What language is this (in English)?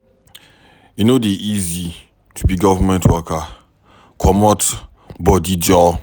Nigerian Pidgin